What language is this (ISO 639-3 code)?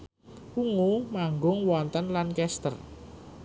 jav